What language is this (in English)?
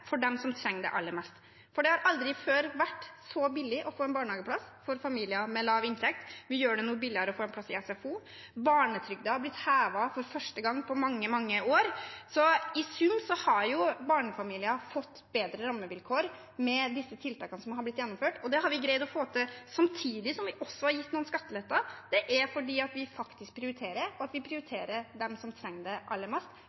Norwegian Bokmål